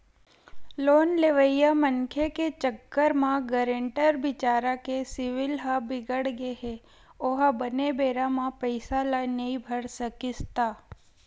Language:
Chhattisgarhi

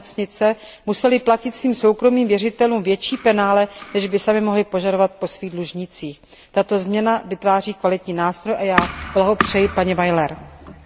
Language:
Czech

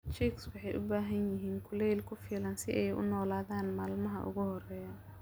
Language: Somali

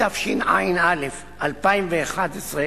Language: Hebrew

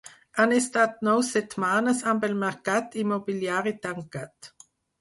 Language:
Catalan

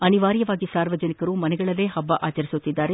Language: Kannada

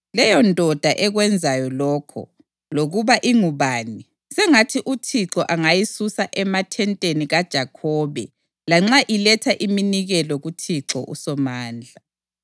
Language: North Ndebele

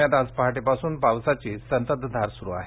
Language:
Marathi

